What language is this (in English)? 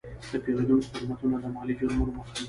Pashto